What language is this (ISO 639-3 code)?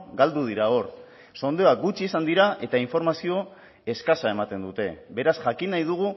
eus